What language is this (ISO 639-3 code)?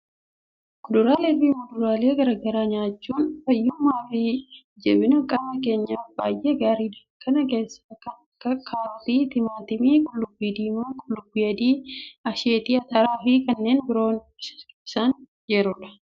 orm